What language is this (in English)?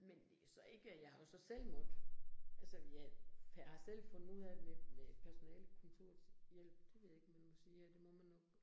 Danish